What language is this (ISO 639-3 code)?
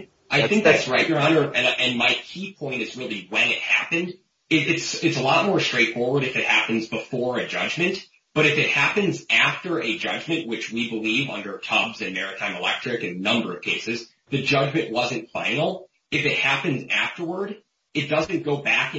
eng